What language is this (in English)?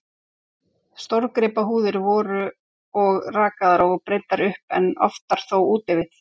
Icelandic